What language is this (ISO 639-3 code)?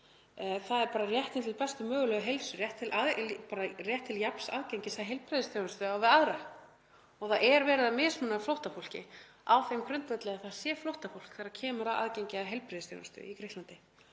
isl